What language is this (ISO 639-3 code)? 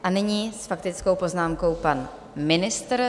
ces